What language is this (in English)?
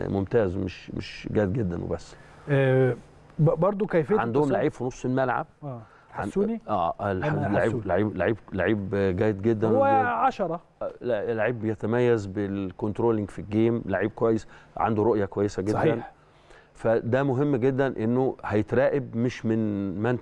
Arabic